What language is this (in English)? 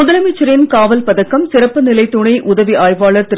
Tamil